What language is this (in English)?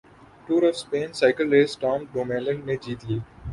Urdu